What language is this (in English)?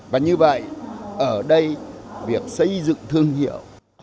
Vietnamese